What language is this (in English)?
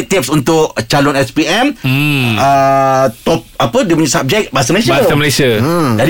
Malay